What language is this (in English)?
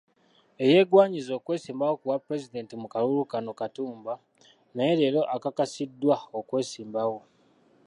Ganda